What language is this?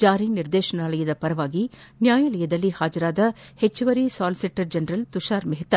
Kannada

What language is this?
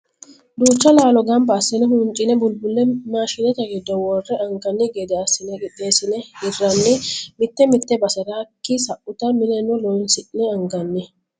Sidamo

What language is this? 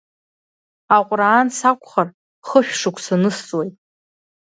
Abkhazian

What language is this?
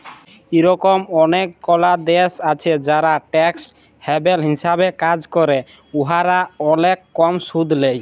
Bangla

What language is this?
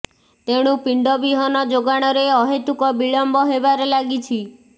Odia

